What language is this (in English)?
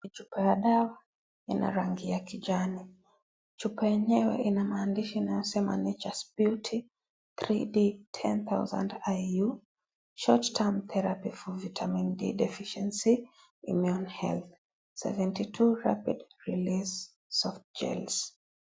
Swahili